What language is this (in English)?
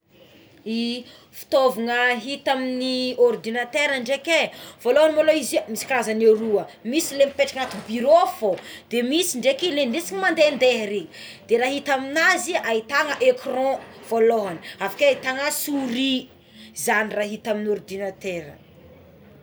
Tsimihety Malagasy